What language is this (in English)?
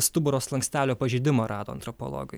Lithuanian